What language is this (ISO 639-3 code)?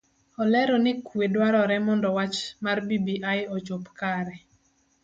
luo